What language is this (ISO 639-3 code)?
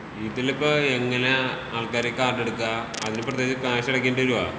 mal